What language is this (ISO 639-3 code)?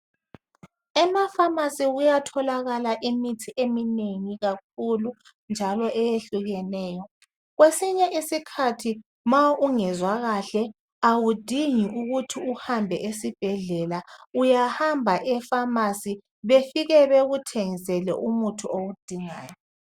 nde